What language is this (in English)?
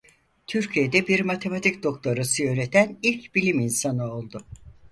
Turkish